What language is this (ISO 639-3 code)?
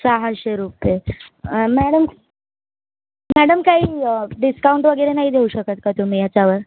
mar